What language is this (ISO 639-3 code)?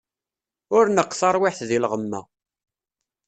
kab